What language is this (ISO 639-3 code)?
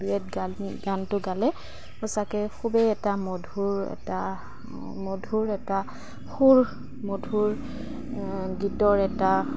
asm